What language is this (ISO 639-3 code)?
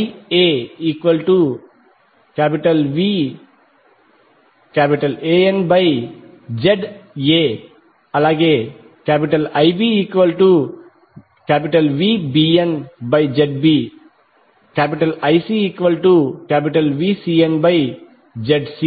tel